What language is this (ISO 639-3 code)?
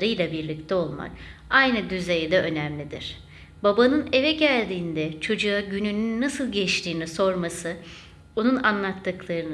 tur